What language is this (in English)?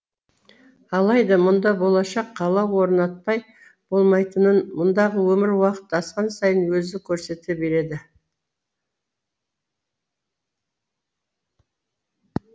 Kazakh